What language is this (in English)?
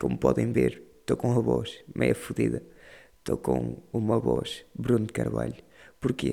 Portuguese